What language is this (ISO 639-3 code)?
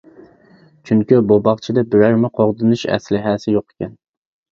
uig